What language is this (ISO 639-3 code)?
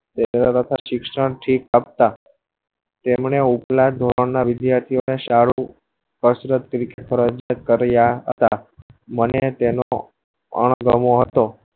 guj